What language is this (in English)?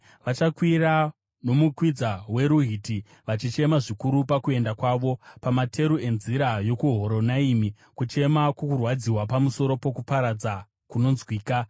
Shona